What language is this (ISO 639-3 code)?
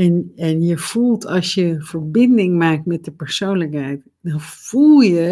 nld